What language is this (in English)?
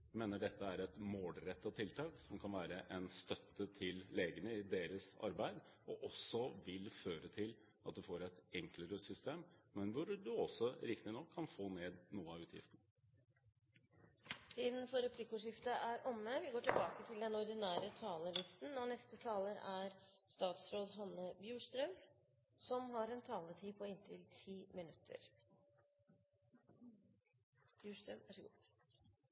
Norwegian